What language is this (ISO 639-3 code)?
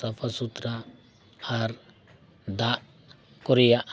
sat